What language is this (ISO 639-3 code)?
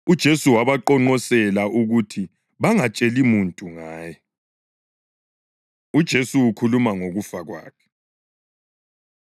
nde